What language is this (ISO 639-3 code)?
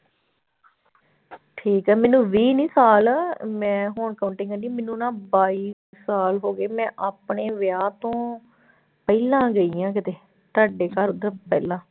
pan